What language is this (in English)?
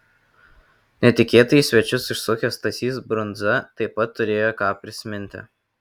Lithuanian